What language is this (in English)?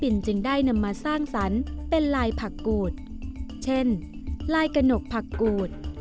Thai